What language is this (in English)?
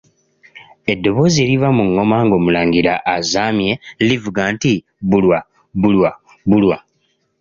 Ganda